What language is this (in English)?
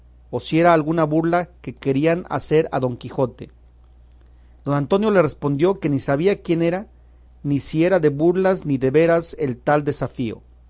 Spanish